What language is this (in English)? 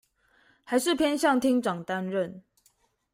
Chinese